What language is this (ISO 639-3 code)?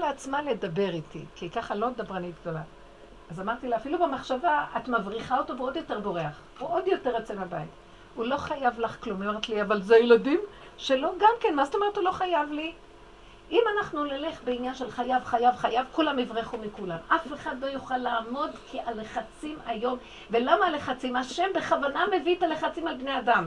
heb